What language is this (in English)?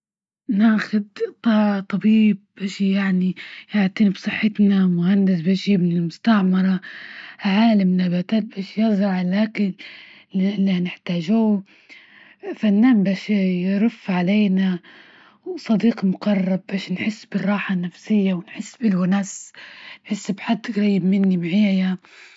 Libyan Arabic